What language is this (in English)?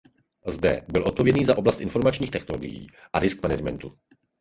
Czech